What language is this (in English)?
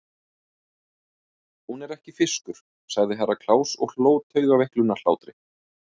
Icelandic